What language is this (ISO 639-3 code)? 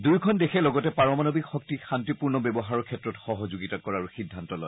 asm